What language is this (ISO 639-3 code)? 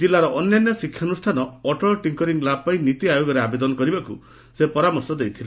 ori